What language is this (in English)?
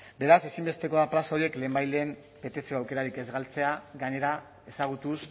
Basque